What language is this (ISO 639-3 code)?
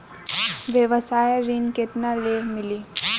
bho